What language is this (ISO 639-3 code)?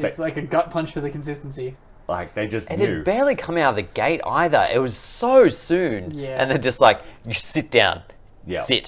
eng